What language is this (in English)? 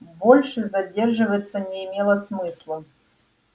Russian